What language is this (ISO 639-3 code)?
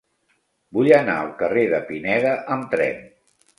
cat